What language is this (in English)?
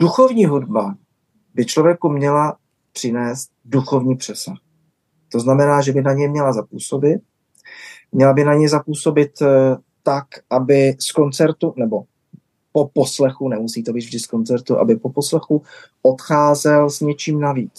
Czech